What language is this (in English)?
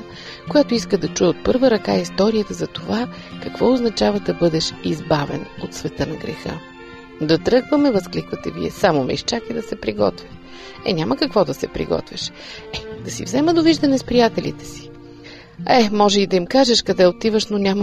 Bulgarian